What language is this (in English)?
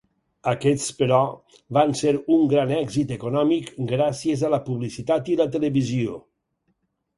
Catalan